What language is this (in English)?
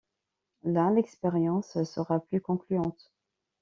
French